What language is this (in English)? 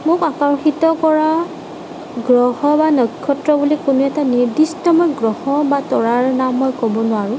Assamese